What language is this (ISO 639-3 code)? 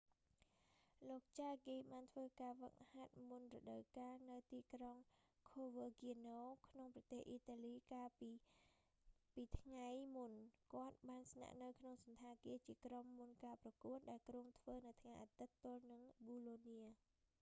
khm